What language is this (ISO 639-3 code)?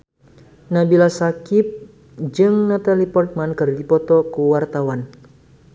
sun